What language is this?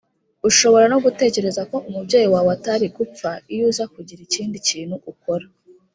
Kinyarwanda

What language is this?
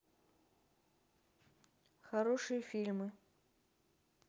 Russian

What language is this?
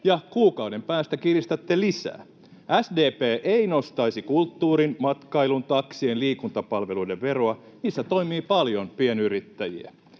Finnish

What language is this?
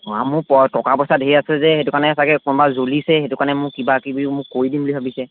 Assamese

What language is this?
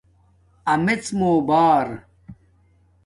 Domaaki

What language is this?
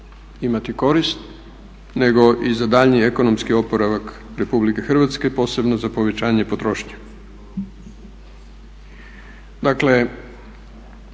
Croatian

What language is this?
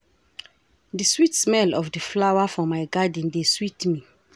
Nigerian Pidgin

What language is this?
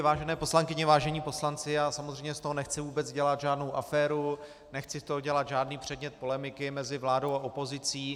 Czech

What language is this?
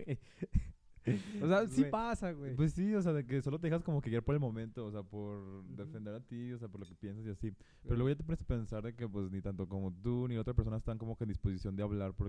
Spanish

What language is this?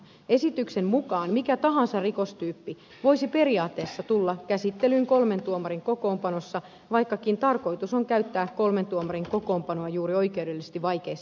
Finnish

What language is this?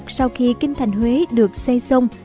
Vietnamese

